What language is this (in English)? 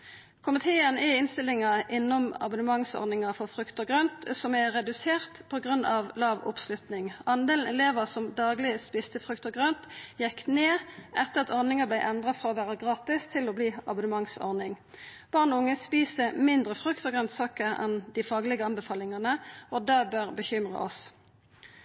Norwegian Nynorsk